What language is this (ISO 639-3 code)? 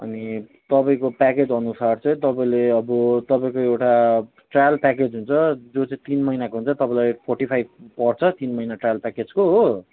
nep